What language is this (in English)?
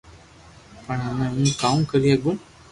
Loarki